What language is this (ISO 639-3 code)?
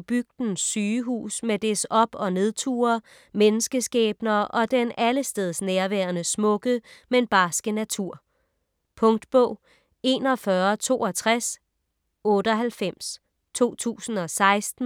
dan